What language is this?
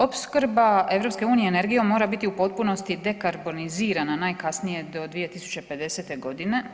Croatian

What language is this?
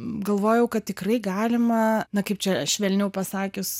Lithuanian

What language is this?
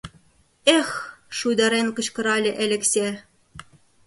Mari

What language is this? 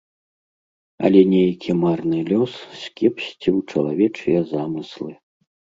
Belarusian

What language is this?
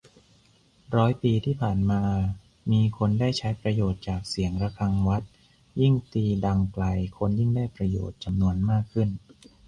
Thai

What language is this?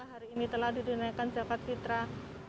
Indonesian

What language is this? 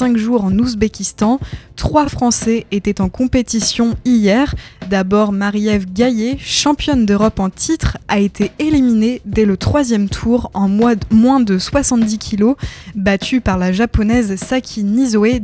French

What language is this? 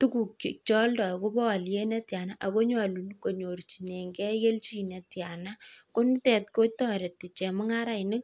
Kalenjin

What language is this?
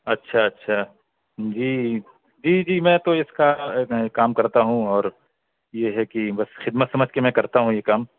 Urdu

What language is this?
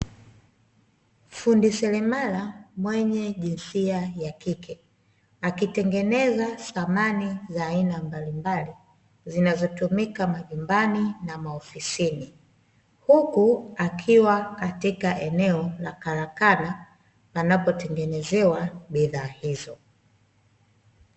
Swahili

